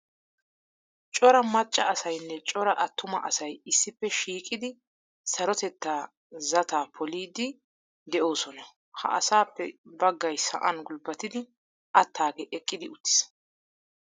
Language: Wolaytta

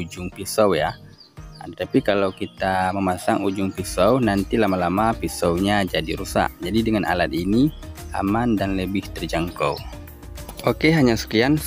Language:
Indonesian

